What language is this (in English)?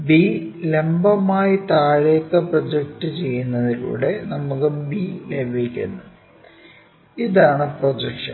Malayalam